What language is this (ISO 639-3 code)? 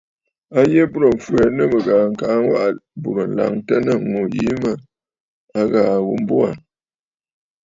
bfd